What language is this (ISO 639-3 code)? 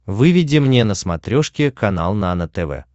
rus